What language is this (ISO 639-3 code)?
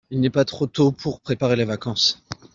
fra